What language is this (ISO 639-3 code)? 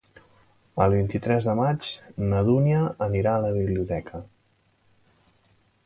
cat